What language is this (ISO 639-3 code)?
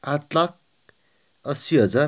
nep